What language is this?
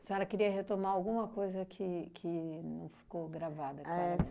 Portuguese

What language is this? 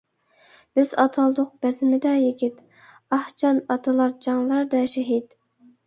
Uyghur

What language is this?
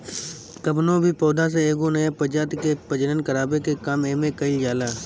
Bhojpuri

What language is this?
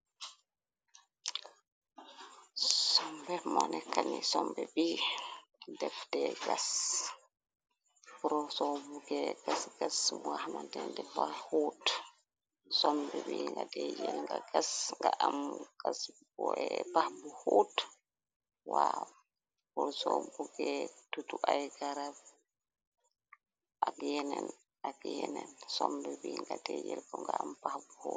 Wolof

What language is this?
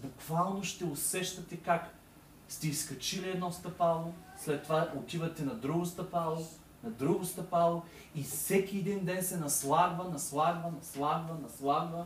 Bulgarian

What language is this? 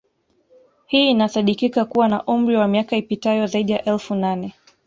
Swahili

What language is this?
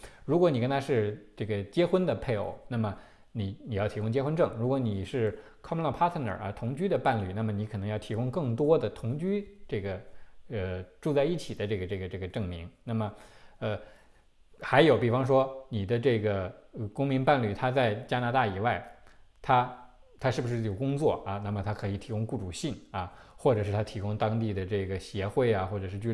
Chinese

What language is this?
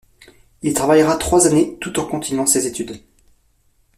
French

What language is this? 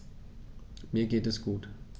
German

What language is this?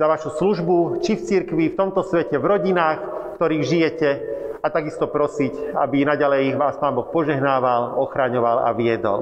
Slovak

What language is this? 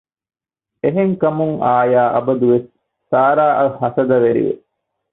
Divehi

